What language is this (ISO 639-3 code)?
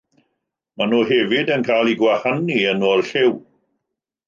cym